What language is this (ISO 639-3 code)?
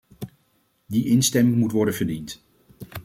nld